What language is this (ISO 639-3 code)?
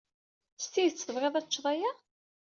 kab